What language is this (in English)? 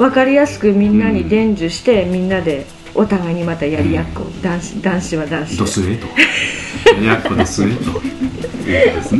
Japanese